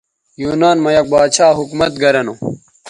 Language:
Bateri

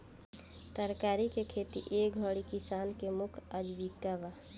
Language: Bhojpuri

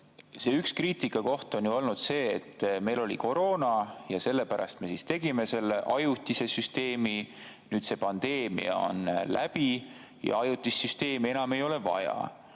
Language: Estonian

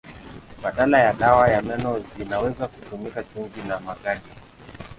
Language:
Swahili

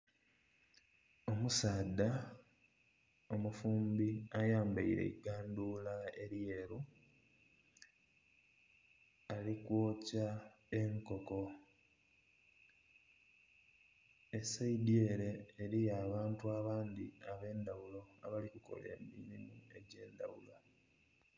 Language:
Soga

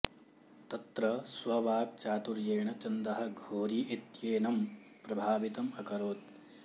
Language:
Sanskrit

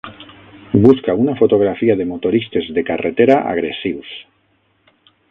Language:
Catalan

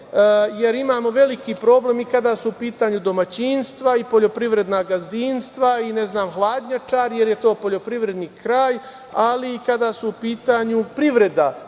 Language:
Serbian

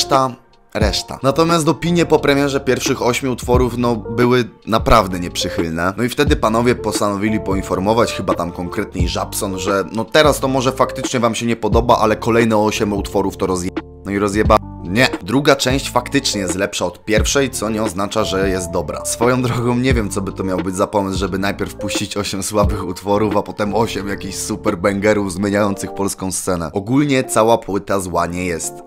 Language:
Polish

